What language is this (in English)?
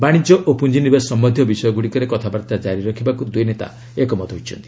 Odia